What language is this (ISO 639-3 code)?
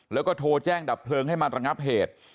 tha